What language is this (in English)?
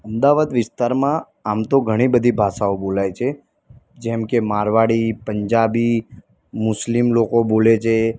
Gujarati